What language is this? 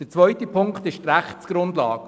Swiss German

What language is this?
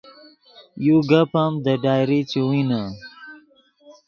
Yidgha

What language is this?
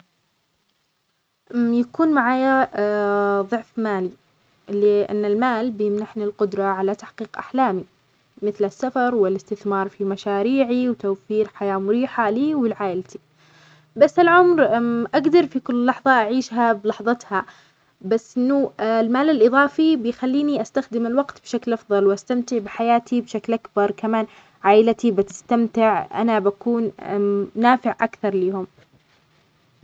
Omani Arabic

